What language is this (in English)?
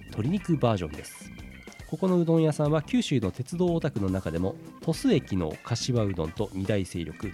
Japanese